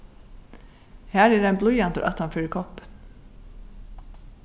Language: Faroese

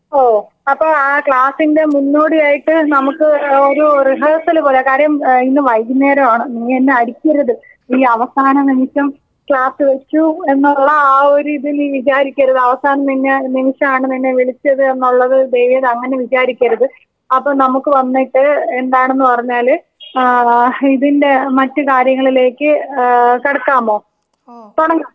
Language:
Malayalam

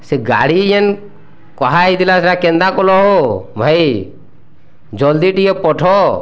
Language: Odia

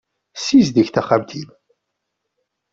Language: Kabyle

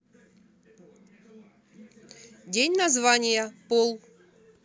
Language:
Russian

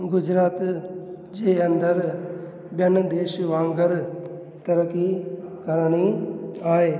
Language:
Sindhi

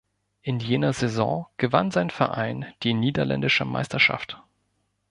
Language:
German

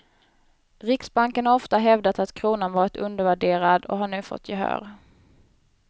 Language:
Swedish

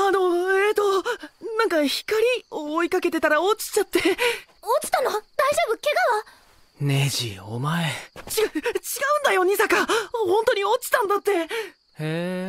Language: Japanese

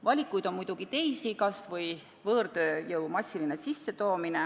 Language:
Estonian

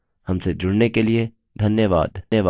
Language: Hindi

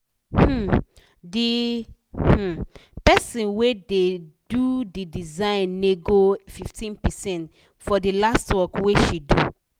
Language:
Nigerian Pidgin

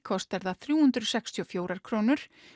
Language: Icelandic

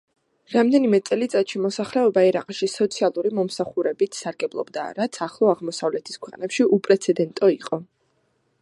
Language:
Georgian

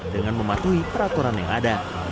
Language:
Indonesian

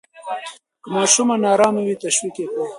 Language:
Pashto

